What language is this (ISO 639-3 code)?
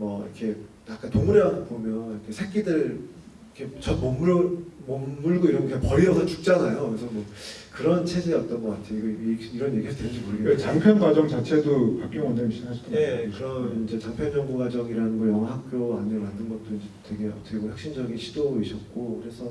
kor